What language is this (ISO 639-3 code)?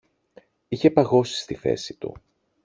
ell